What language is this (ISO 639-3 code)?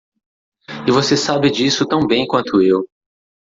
por